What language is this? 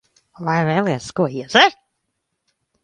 Latvian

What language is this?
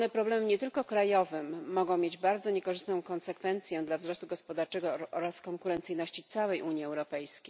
Polish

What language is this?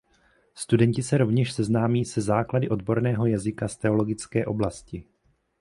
Czech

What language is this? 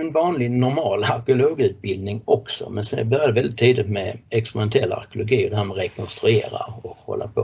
Swedish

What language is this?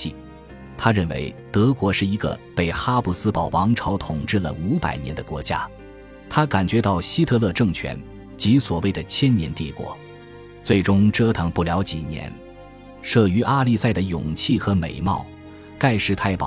Chinese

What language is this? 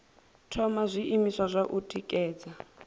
Venda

